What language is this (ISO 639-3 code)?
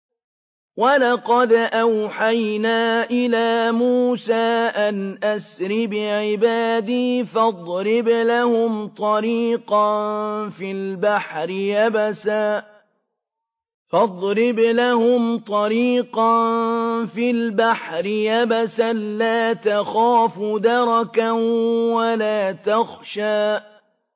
ara